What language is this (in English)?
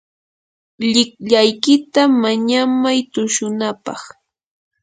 Yanahuanca Pasco Quechua